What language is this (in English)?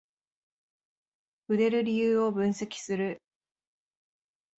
Japanese